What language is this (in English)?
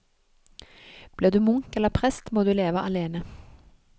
Norwegian